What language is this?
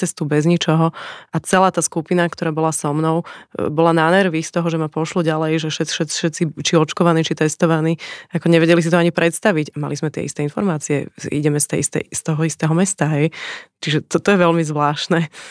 Slovak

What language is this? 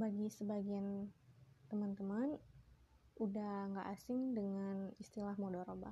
Indonesian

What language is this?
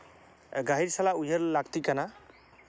Santali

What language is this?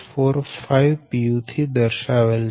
Gujarati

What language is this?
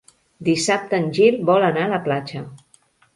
Catalan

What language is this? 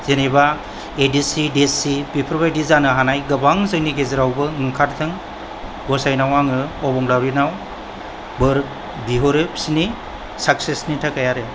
Bodo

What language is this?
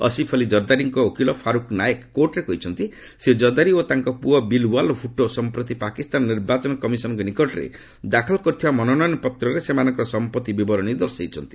Odia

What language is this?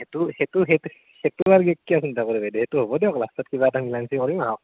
Assamese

